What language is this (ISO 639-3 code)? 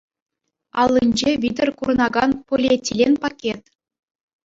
chv